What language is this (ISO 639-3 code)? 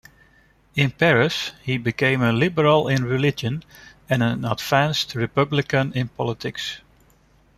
eng